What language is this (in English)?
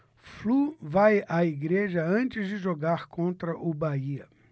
Portuguese